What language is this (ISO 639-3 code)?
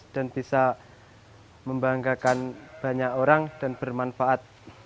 ind